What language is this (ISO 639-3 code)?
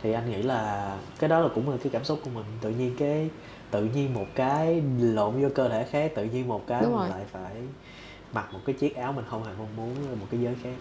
vie